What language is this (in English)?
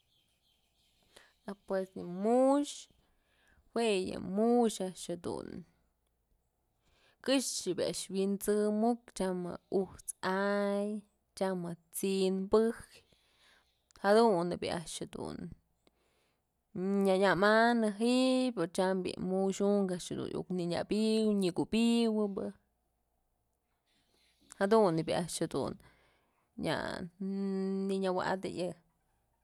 Mazatlán Mixe